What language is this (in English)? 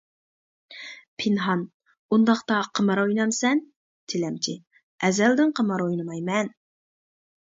Uyghur